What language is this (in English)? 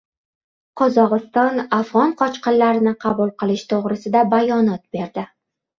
Uzbek